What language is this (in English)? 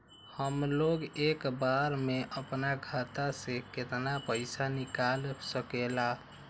Magahi